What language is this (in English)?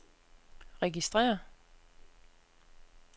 Danish